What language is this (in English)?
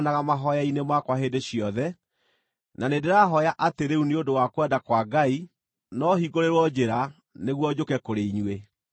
Kikuyu